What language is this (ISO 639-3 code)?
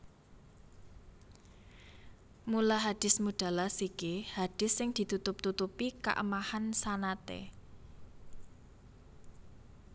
jav